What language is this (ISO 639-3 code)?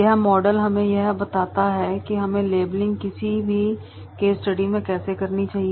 hin